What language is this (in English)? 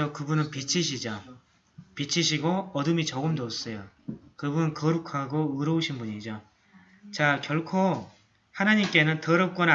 Korean